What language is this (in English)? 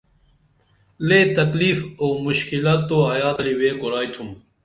Dameli